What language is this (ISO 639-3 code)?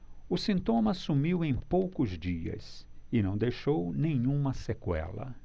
por